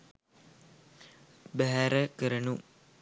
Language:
Sinhala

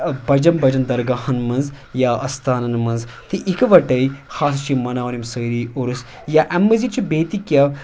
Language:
Kashmiri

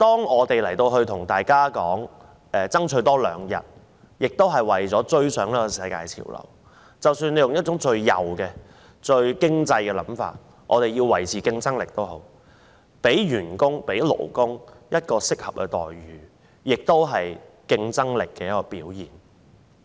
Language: Cantonese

